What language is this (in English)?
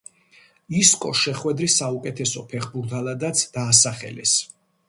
Georgian